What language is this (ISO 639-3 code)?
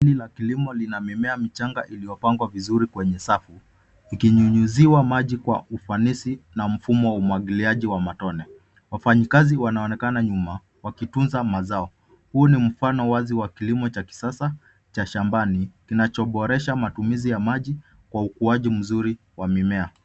swa